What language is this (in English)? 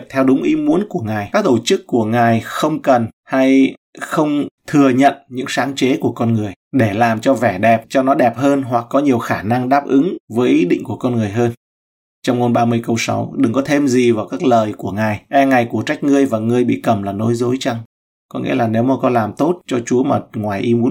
Vietnamese